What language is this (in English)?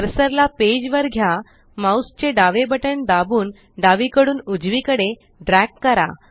Marathi